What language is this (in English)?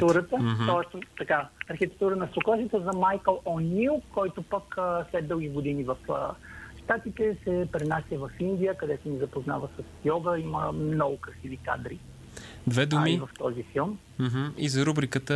Bulgarian